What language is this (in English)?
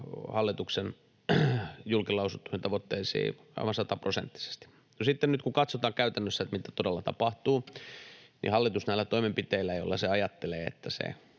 Finnish